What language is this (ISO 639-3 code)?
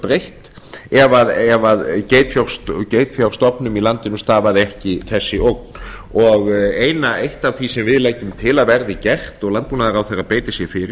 isl